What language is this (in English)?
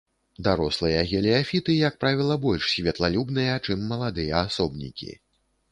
Belarusian